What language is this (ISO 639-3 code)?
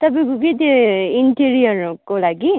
nep